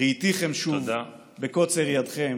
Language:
Hebrew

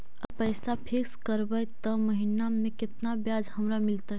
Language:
Magahi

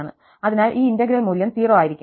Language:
Malayalam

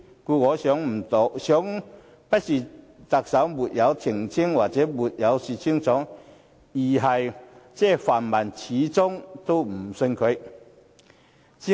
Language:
Cantonese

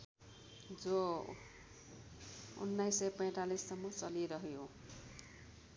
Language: Nepali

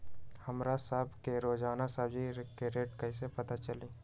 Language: Magahi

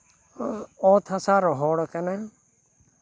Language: Santali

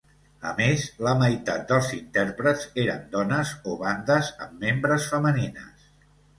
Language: Catalan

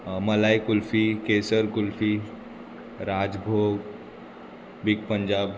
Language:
Konkani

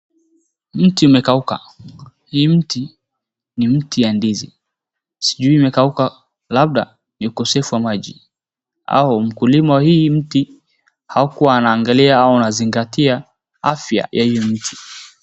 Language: Swahili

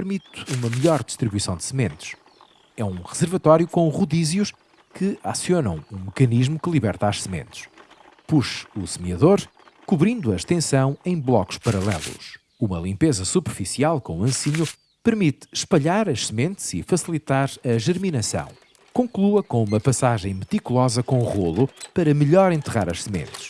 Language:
Portuguese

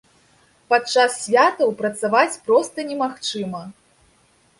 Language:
Belarusian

